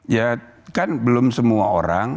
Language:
Indonesian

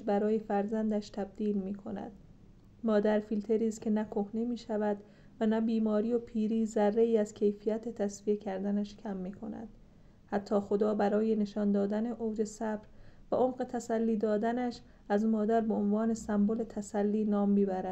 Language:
Persian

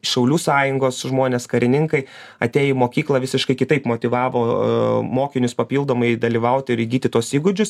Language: Lithuanian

